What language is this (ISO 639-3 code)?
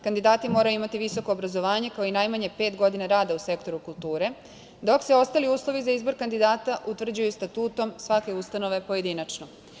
srp